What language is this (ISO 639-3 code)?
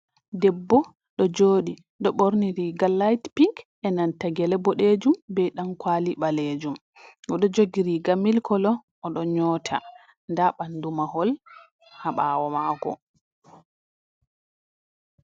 ful